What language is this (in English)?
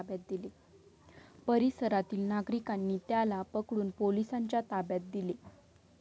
Marathi